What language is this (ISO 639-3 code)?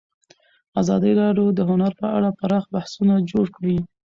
pus